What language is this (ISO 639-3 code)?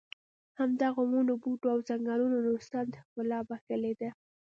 pus